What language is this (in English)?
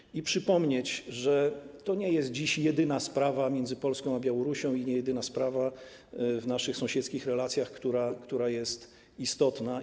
Polish